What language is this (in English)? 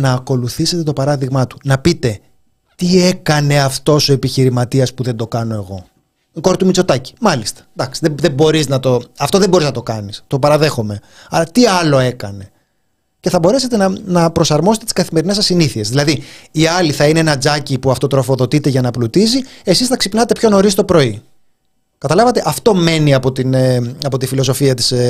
Greek